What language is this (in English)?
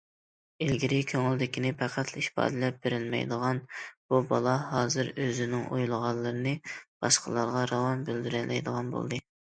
Uyghur